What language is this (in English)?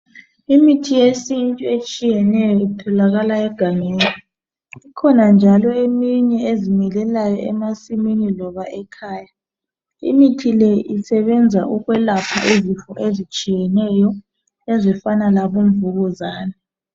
North Ndebele